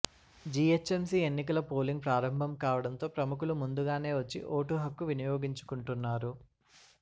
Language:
Telugu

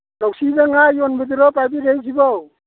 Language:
Manipuri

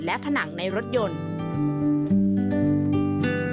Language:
Thai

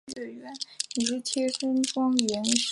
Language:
Chinese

